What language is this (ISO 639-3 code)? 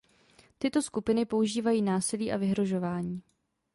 ces